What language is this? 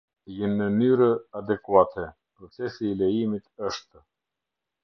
Albanian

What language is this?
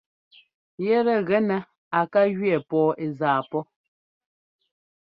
Ngomba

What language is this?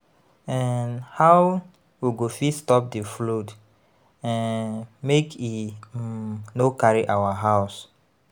Nigerian Pidgin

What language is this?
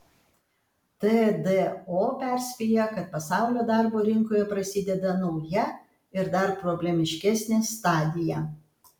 Lithuanian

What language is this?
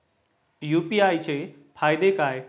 Marathi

